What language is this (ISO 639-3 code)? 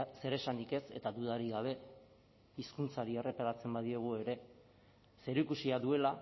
eus